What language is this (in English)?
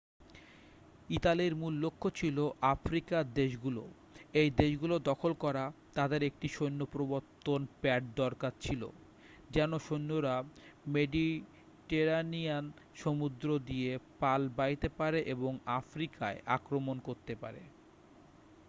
Bangla